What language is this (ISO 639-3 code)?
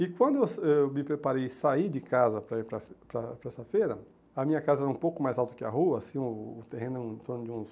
por